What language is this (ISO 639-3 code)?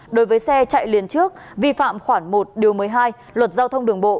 vie